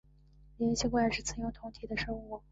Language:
Chinese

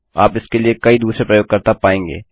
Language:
Hindi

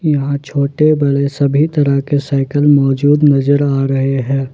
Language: Hindi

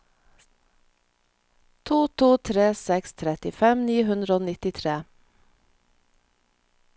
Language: Norwegian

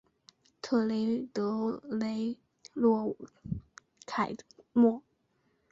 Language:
Chinese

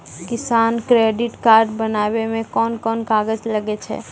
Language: Maithili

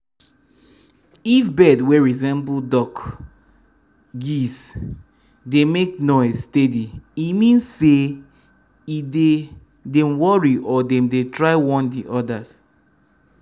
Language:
Nigerian Pidgin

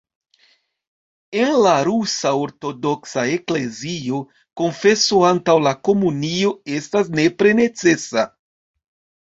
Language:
Esperanto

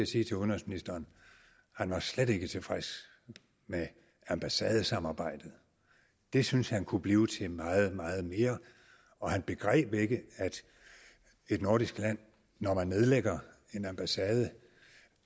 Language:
Danish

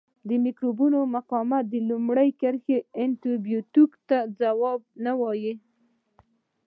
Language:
Pashto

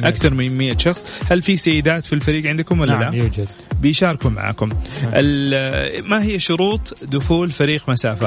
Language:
Arabic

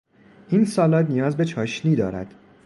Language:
Persian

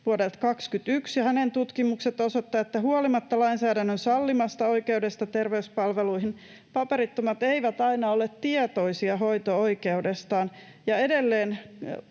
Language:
Finnish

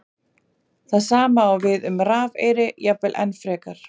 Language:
Icelandic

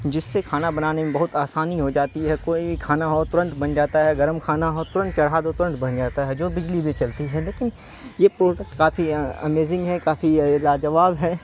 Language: Urdu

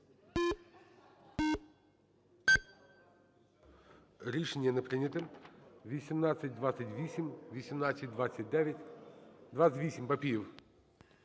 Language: Ukrainian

